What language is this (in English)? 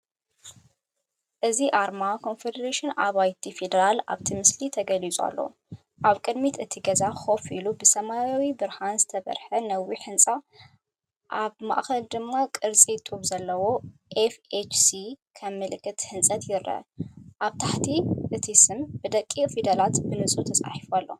Tigrinya